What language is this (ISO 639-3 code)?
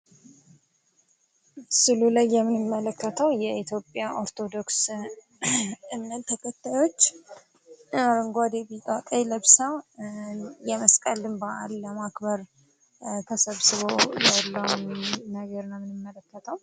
amh